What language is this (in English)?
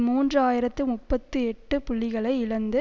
Tamil